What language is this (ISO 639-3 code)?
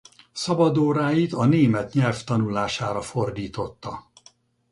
hun